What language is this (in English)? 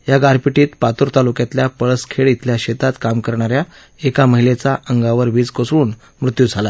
Marathi